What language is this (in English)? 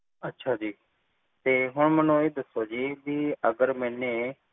Punjabi